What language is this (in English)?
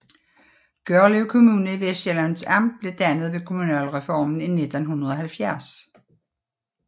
Danish